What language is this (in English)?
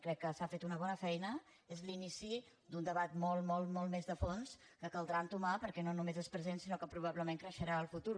Catalan